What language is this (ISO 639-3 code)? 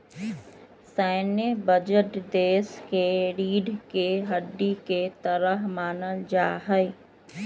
mag